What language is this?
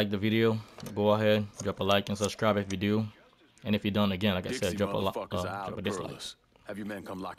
English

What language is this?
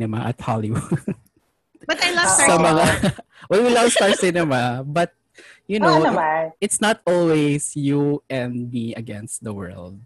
Filipino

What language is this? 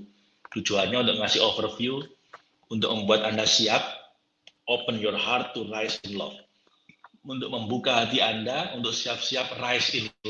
Indonesian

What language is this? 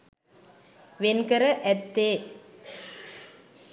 Sinhala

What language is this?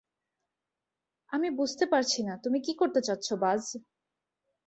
Bangla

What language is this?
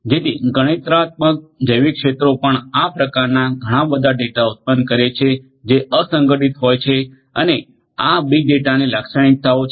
Gujarati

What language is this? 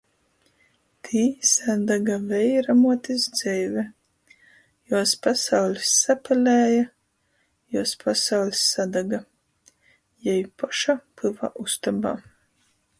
Latgalian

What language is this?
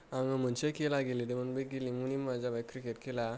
Bodo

